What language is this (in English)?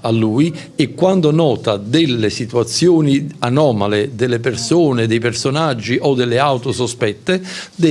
Italian